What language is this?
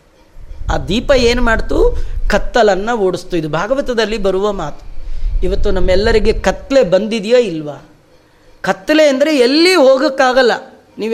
Kannada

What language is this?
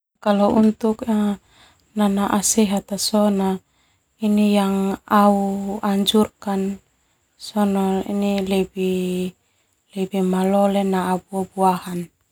Termanu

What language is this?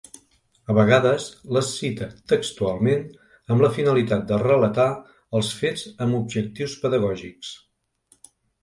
Catalan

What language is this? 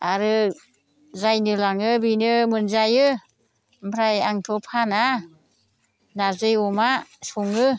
Bodo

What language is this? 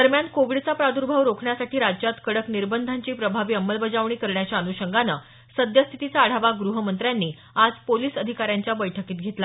Marathi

